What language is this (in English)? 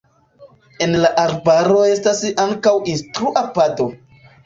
Esperanto